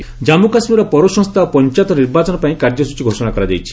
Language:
Odia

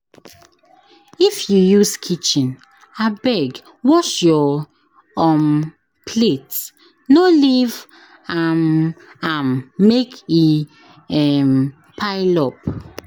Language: Nigerian Pidgin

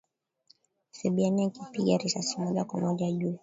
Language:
Swahili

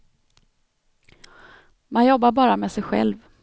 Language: Swedish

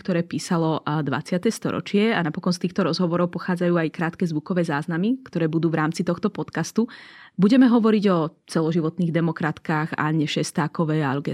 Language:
Slovak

